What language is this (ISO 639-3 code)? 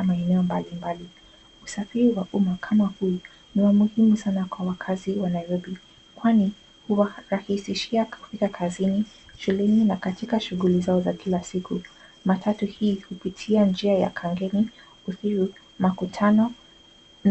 swa